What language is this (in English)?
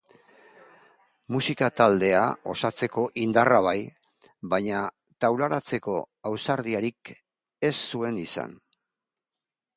Basque